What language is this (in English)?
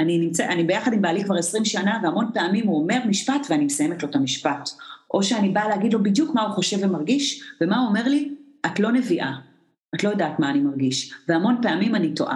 Hebrew